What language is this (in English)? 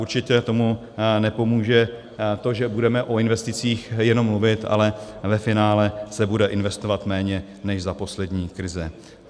Czech